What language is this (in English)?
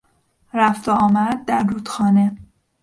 Persian